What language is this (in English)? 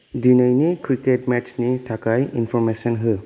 Bodo